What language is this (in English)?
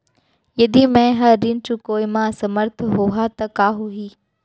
Chhattisgarhi